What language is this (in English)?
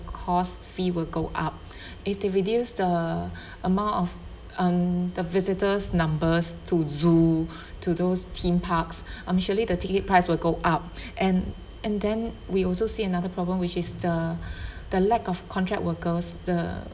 English